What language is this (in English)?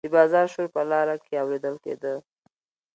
Pashto